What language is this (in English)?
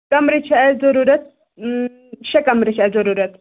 Kashmiri